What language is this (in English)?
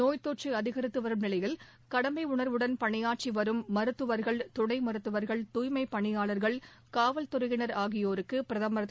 Tamil